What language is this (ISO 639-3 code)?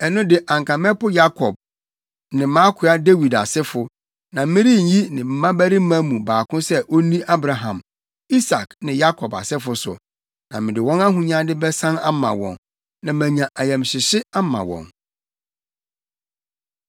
aka